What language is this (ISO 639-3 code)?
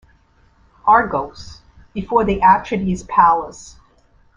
eng